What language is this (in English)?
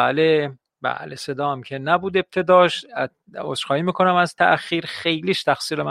Persian